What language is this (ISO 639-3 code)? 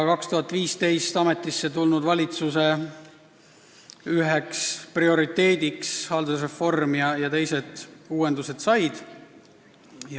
est